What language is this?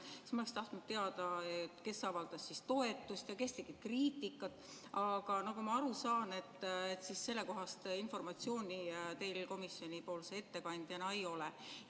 Estonian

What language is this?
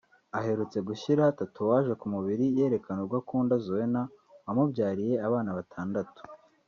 Kinyarwanda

